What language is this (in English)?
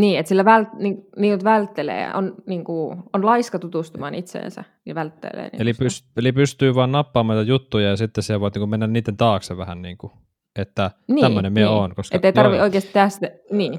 Finnish